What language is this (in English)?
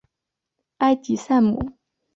Chinese